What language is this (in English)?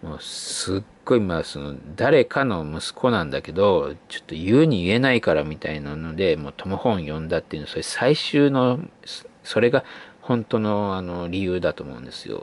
Japanese